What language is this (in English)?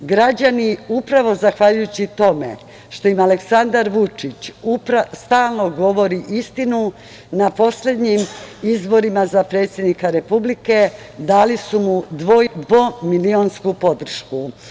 Serbian